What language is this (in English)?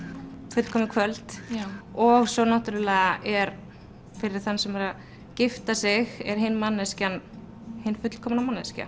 Icelandic